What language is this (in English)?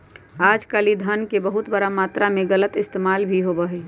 Magahi